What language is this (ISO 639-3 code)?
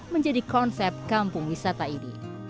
ind